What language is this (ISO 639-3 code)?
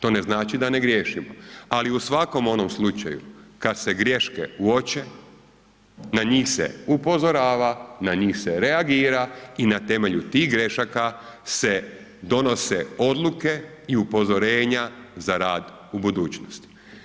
hrv